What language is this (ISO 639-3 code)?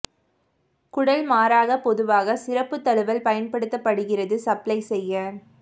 tam